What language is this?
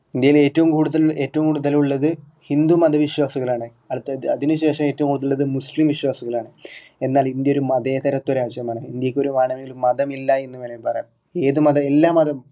Malayalam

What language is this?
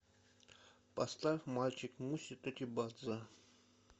Russian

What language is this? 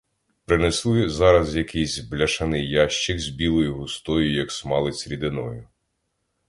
Ukrainian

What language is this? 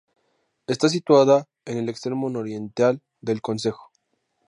Spanish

